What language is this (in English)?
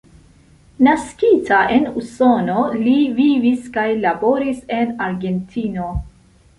Esperanto